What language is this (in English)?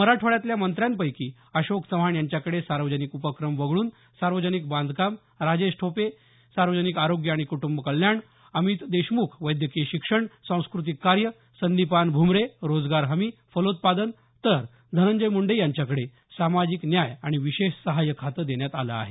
Marathi